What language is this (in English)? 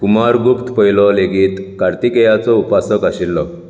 Konkani